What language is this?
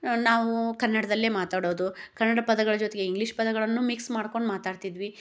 Kannada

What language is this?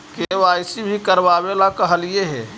Magahi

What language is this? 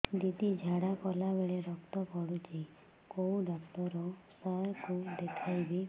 Odia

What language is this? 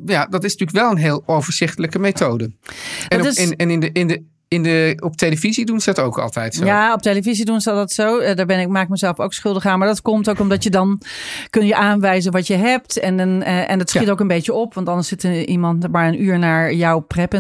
Dutch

